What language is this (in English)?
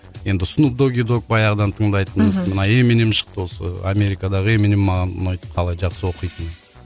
Kazakh